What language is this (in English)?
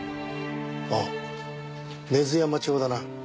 Japanese